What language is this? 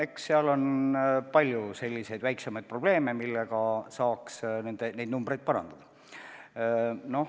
Estonian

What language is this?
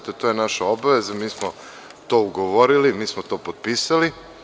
Serbian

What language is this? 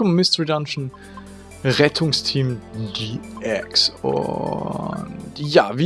German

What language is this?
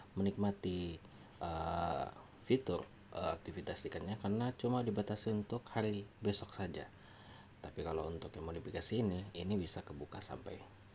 Indonesian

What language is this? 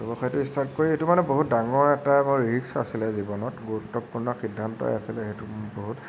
Assamese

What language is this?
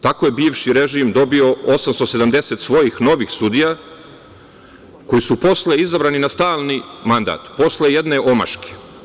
Serbian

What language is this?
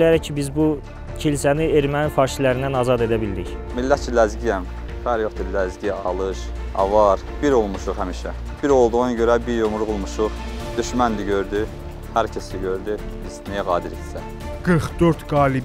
Turkish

